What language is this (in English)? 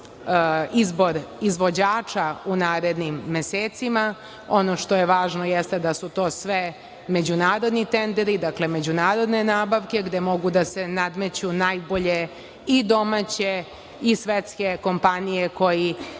Serbian